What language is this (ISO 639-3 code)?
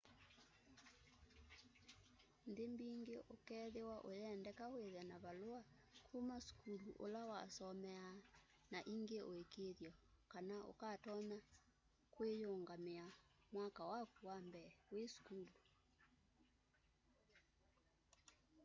kam